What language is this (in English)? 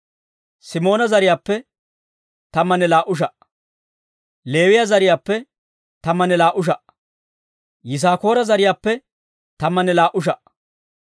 Dawro